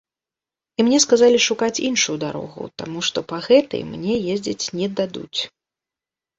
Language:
Belarusian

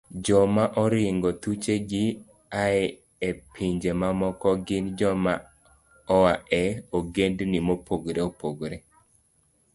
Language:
Luo (Kenya and Tanzania)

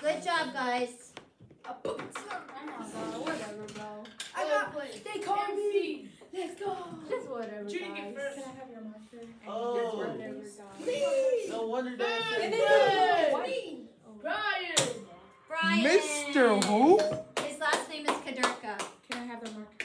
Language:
English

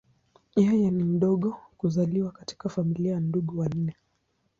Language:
Swahili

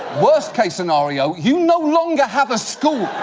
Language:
English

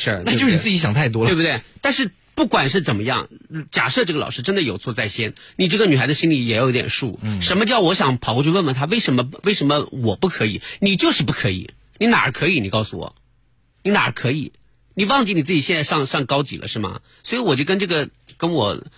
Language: Chinese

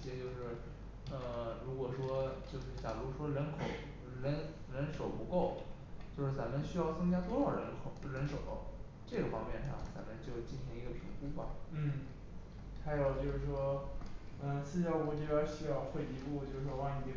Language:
Chinese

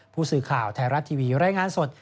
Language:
Thai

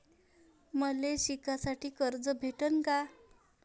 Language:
Marathi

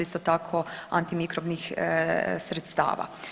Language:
Croatian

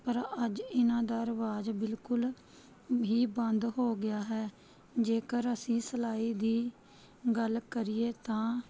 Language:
Punjabi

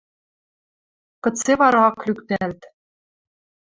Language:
Western Mari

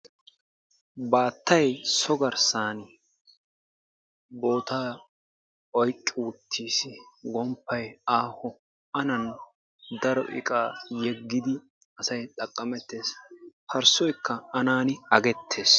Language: Wolaytta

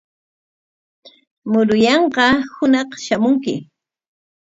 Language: Corongo Ancash Quechua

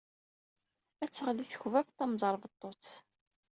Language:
Kabyle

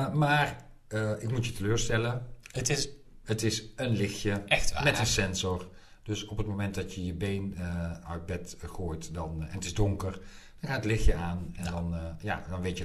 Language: Dutch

